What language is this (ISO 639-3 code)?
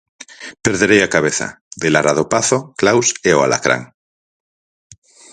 glg